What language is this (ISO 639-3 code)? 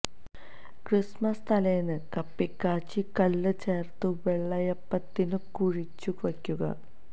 mal